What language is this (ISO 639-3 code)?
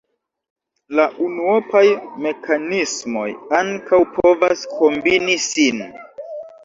epo